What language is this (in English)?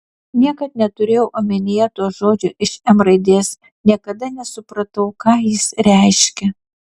Lithuanian